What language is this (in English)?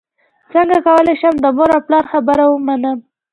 Pashto